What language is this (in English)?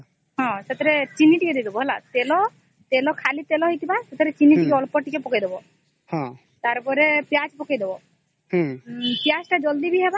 Odia